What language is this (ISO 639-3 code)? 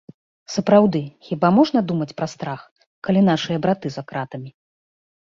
bel